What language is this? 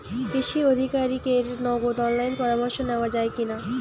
Bangla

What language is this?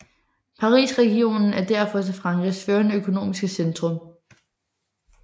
Danish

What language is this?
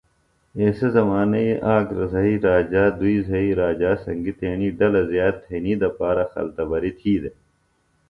Phalura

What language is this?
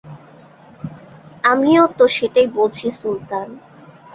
Bangla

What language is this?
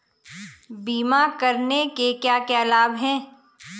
Hindi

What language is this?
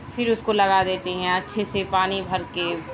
Urdu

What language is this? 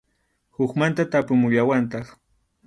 Arequipa-La Unión Quechua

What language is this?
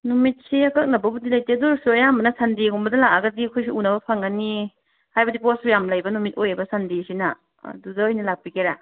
Manipuri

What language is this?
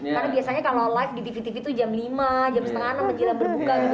Indonesian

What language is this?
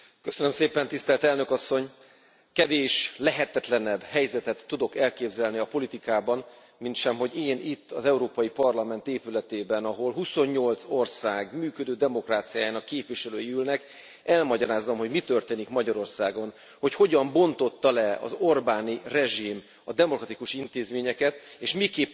Hungarian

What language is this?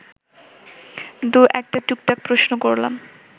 Bangla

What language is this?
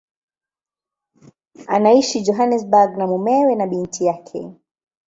Swahili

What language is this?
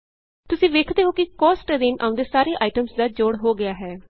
Punjabi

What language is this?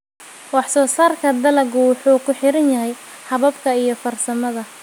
Somali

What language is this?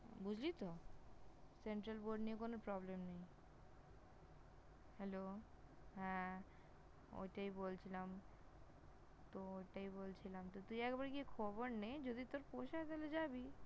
Bangla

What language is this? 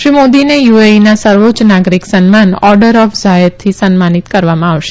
Gujarati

